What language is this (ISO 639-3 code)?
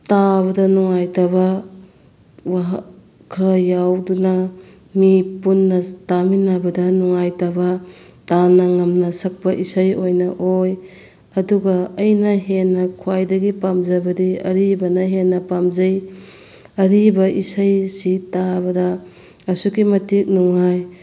mni